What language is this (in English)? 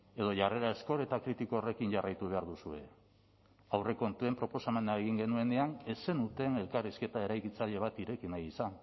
Basque